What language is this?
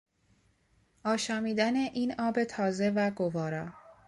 Persian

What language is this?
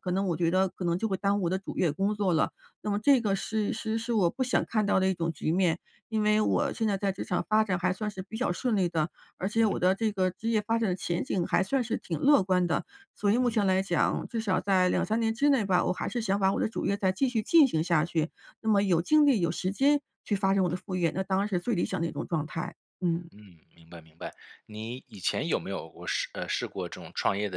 Chinese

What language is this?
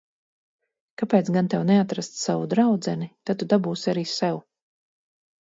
Latvian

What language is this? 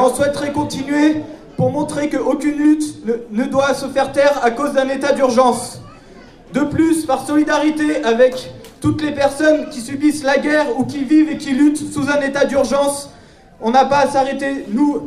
French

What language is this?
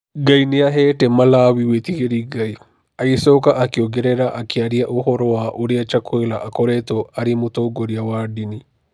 Kikuyu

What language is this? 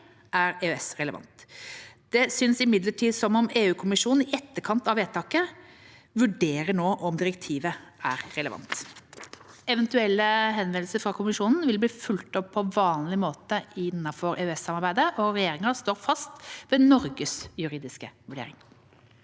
Norwegian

